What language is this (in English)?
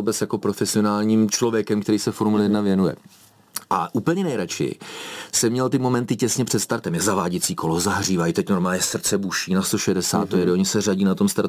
Czech